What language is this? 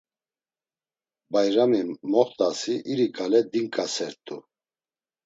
Laz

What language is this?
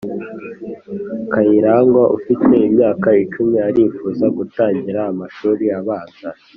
Kinyarwanda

